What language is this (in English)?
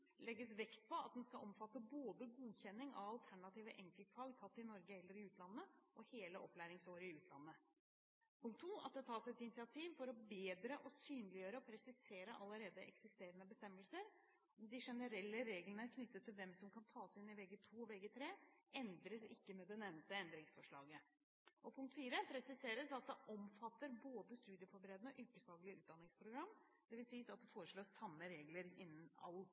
Norwegian Bokmål